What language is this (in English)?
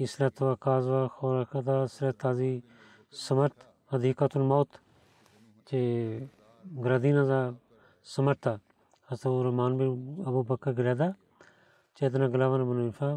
Bulgarian